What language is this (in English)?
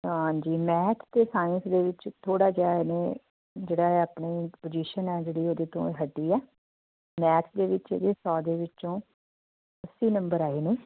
Punjabi